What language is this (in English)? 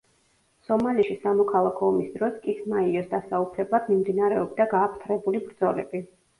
Georgian